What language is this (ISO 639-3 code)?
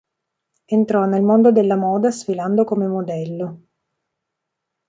ita